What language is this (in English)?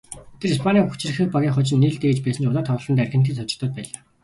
Mongolian